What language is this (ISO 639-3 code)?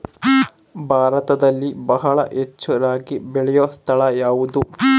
kan